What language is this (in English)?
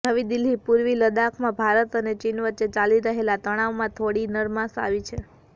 Gujarati